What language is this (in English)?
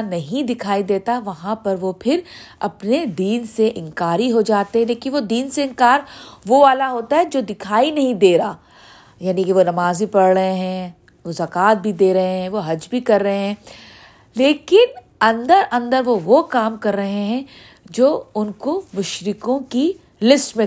Urdu